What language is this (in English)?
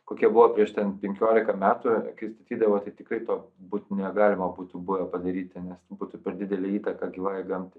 Lithuanian